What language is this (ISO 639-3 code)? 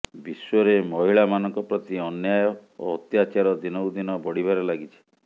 ori